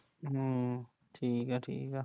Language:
Punjabi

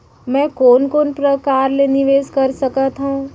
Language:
Chhattisgarhi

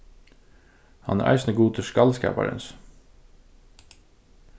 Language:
Faroese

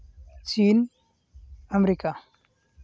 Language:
Santali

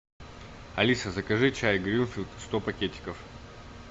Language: Russian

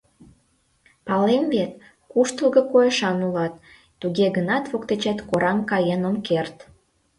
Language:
Mari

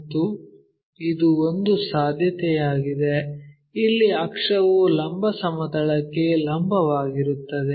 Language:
Kannada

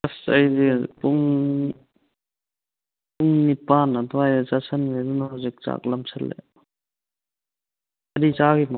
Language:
Manipuri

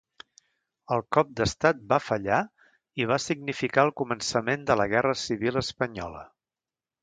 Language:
Catalan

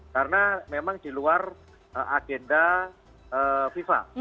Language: Indonesian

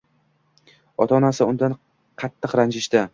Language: Uzbek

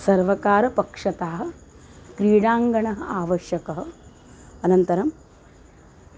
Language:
Sanskrit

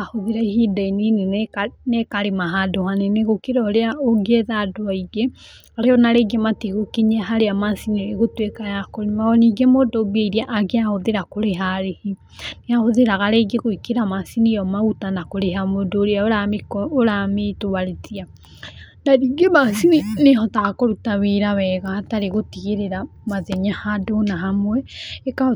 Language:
Kikuyu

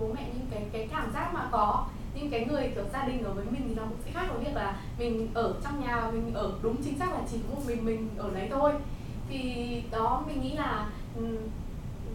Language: Vietnamese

